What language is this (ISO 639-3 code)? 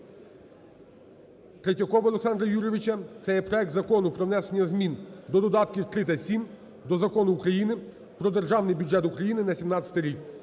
ukr